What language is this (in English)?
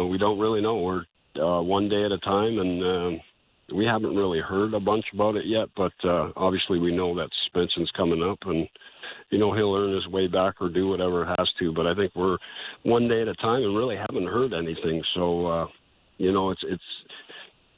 English